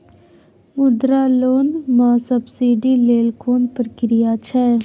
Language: Maithili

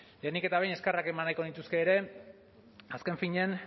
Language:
Basque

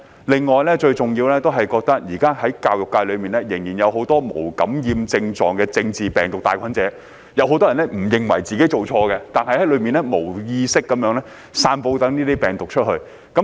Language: Cantonese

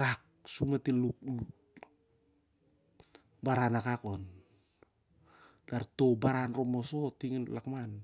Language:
Siar-Lak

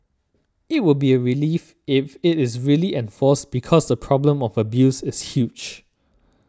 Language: English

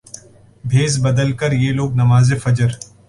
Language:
Urdu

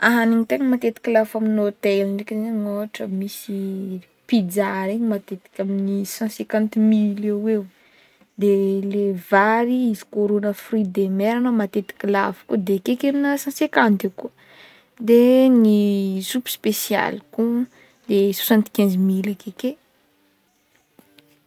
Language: Northern Betsimisaraka Malagasy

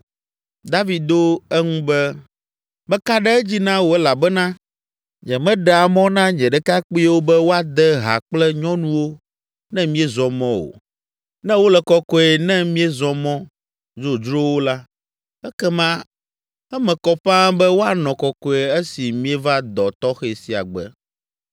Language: Ewe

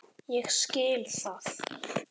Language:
Icelandic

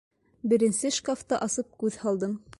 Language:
Bashkir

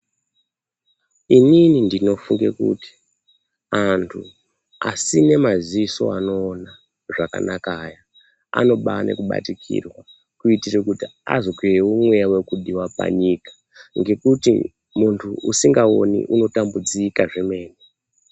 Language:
Ndau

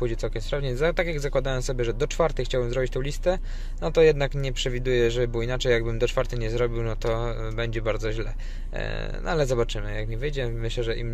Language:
Polish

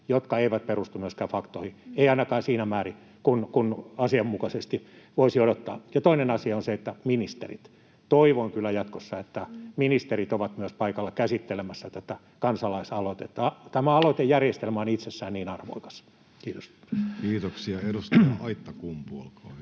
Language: Finnish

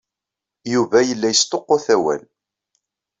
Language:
Kabyle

